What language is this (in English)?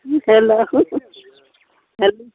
Maithili